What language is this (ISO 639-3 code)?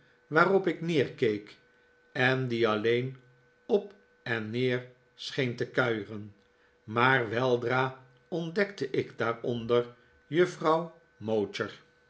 nld